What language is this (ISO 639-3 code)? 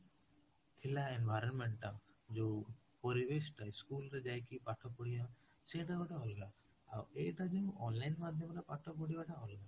ori